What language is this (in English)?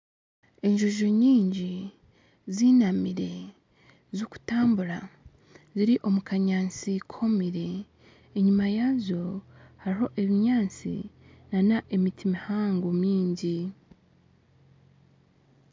Nyankole